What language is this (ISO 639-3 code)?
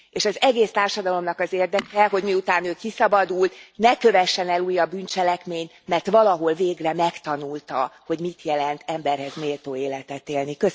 hun